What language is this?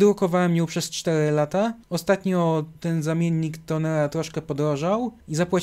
Polish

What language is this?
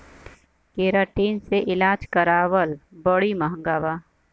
Bhojpuri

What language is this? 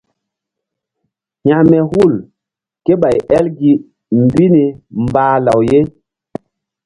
Mbum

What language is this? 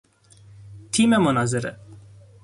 Persian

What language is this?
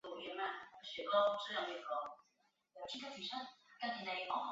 Chinese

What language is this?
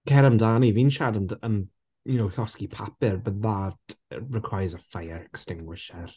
Welsh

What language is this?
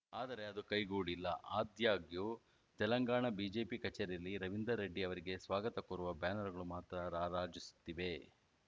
Kannada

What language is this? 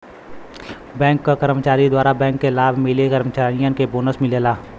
Bhojpuri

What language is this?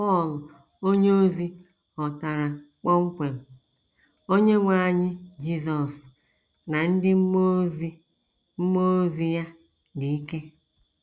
Igbo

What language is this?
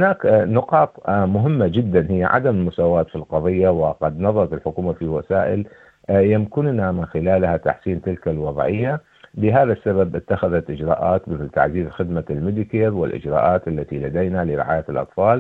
Arabic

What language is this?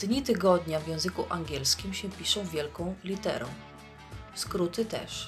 Polish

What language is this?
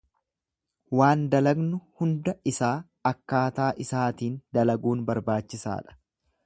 Oromo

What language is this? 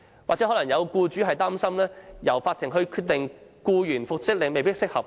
Cantonese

